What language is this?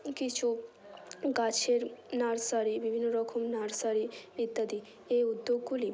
Bangla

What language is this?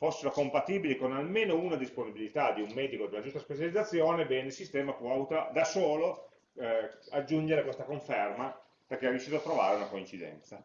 Italian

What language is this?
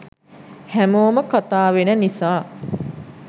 Sinhala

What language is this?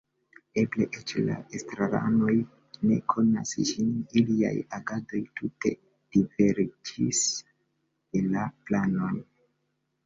Esperanto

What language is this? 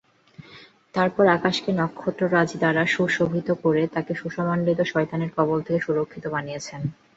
Bangla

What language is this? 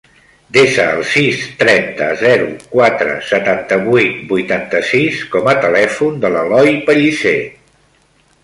Catalan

